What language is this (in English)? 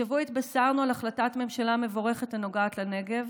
Hebrew